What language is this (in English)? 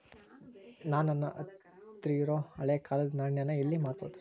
Kannada